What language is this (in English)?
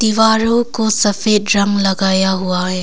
Hindi